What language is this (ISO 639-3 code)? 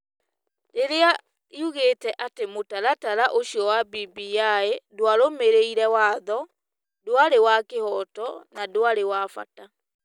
kik